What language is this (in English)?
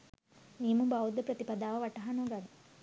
Sinhala